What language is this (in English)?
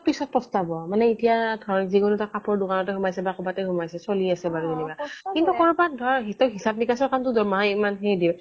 Assamese